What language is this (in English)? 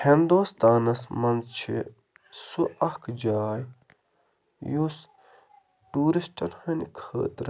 Kashmiri